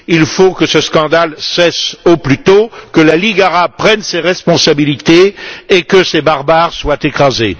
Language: French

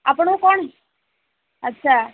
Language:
Odia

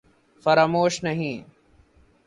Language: Urdu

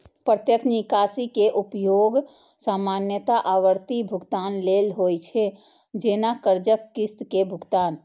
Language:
Maithili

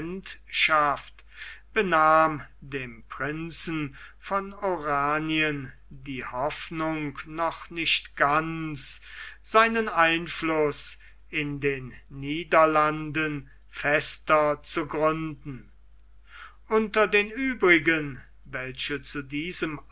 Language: German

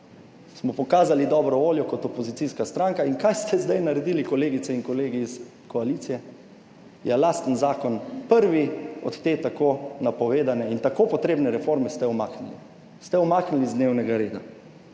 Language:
Slovenian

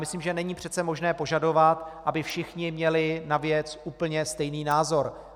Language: Czech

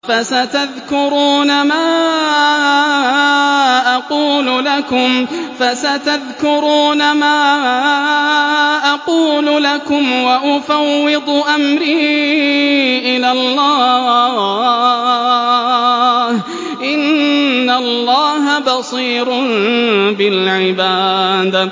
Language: Arabic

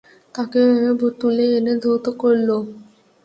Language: Bangla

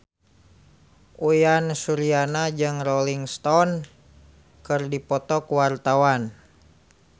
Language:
Sundanese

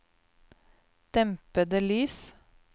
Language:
Norwegian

